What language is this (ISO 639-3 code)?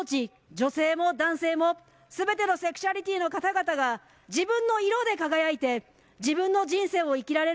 jpn